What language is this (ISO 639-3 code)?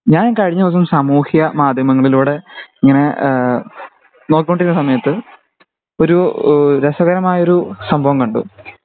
mal